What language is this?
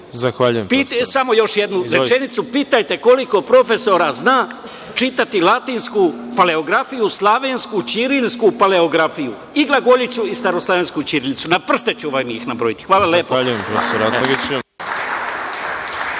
Serbian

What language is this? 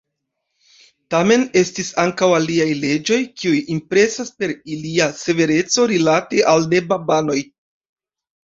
Esperanto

